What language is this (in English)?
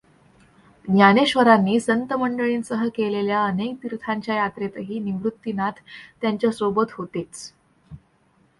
Marathi